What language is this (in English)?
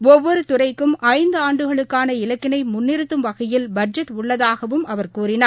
Tamil